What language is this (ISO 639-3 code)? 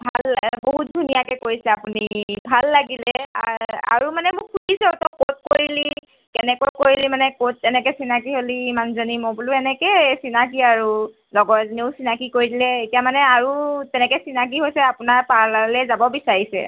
asm